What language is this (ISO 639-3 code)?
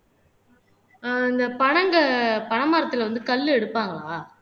tam